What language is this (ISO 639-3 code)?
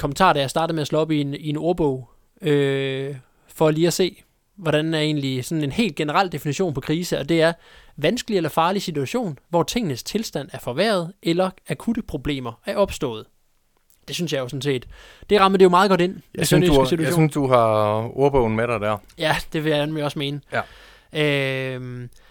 dan